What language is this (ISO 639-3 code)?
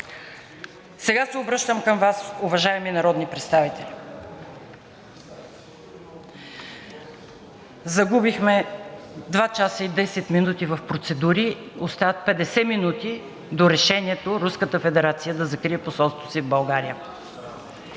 bul